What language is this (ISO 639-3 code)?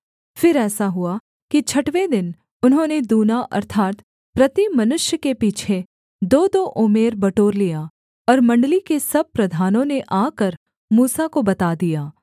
hin